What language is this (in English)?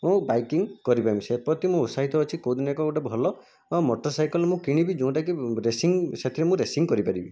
Odia